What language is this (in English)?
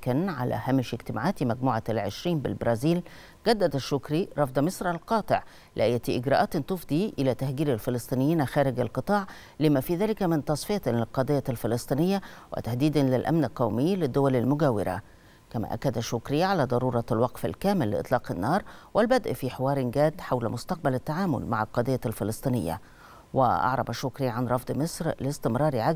Arabic